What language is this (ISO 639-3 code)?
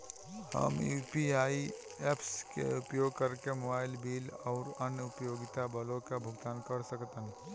bho